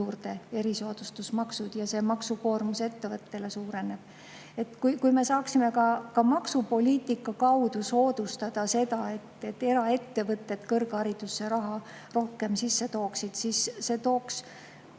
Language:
Estonian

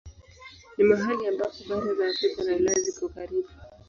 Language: Swahili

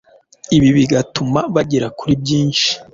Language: Kinyarwanda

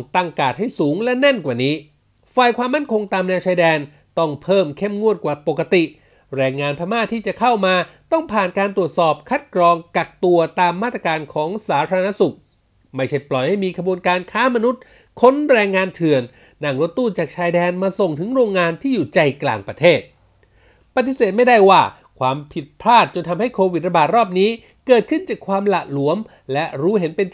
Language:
Thai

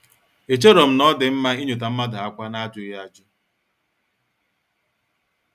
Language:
Igbo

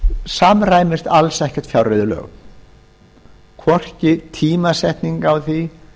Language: Icelandic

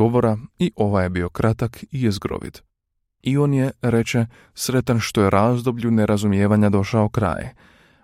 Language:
Croatian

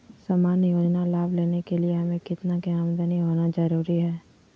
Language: Magahi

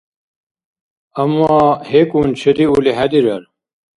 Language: Dargwa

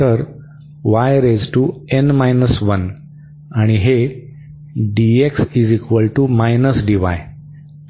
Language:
Marathi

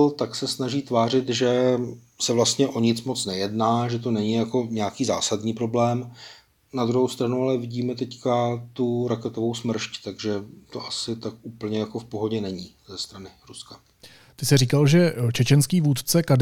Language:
Czech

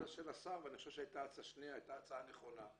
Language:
Hebrew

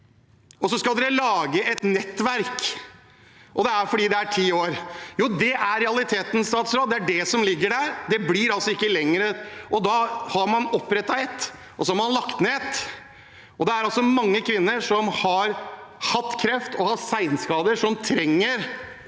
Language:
Norwegian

